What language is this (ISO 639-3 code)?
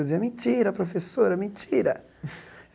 por